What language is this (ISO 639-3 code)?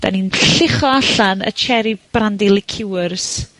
cym